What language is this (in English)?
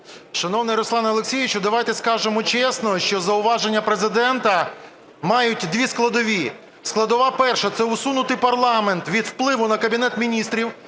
Ukrainian